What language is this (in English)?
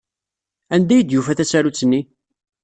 Kabyle